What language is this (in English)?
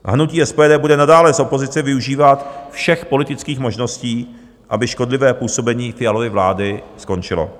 Czech